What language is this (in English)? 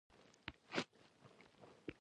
Pashto